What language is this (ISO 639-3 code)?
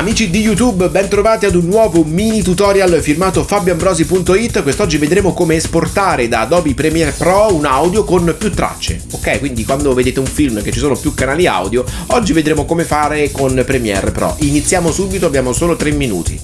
ita